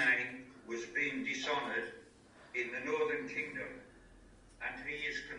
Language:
Slovak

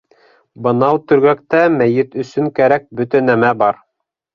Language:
Bashkir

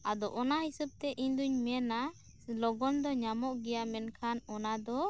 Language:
Santali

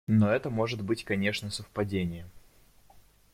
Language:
Russian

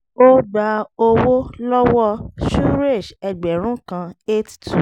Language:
Yoruba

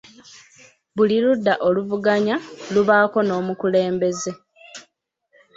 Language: Ganda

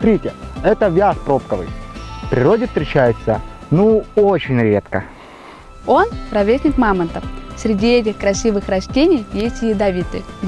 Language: Russian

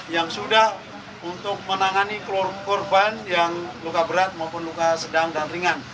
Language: Indonesian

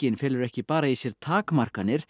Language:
Icelandic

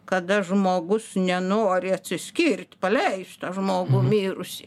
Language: Lithuanian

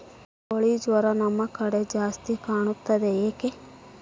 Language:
Kannada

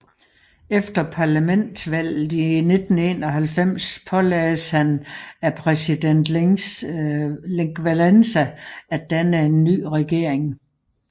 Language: Danish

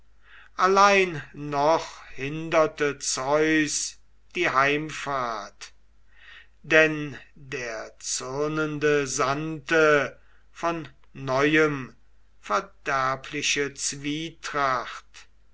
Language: German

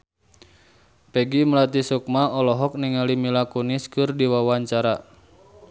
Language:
Sundanese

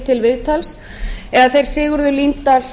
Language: Icelandic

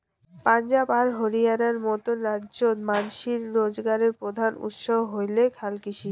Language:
Bangla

